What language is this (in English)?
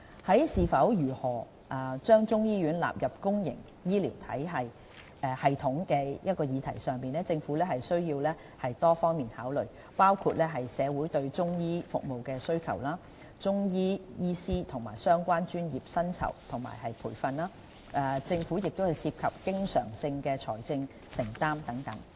Cantonese